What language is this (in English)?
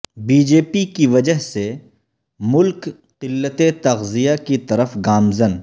Urdu